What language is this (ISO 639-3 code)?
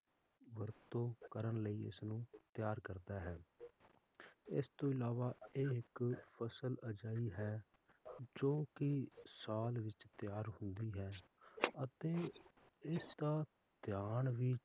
pan